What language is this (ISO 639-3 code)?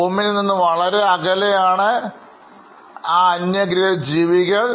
mal